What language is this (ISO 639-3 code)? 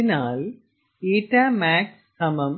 mal